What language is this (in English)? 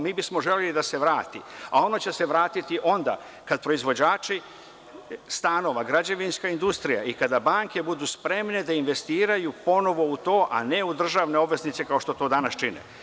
Serbian